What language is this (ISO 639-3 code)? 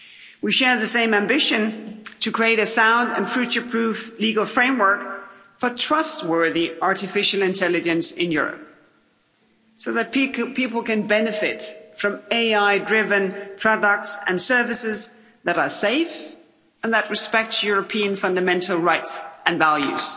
eng